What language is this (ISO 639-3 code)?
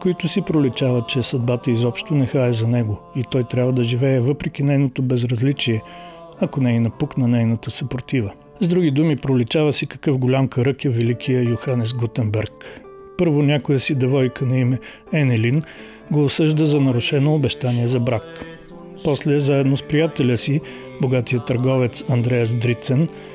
bul